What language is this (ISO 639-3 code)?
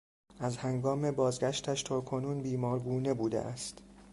fas